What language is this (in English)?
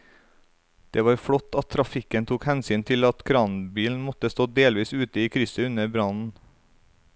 Norwegian